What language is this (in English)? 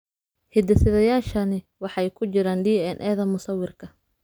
Somali